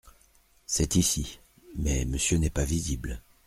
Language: French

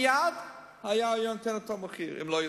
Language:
Hebrew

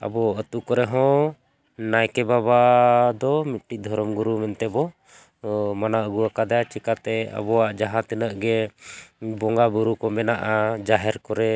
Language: Santali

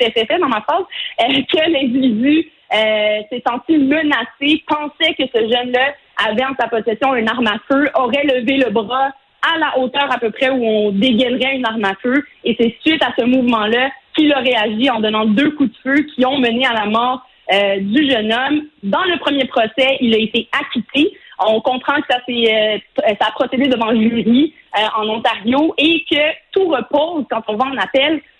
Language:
French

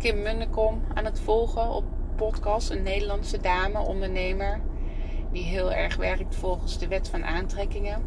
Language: Dutch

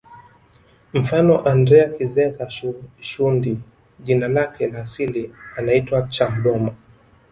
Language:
Swahili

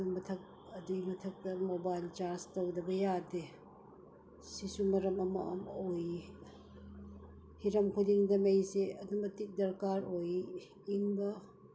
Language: Manipuri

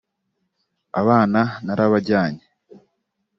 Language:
Kinyarwanda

